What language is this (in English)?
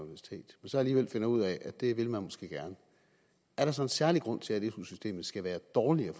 Danish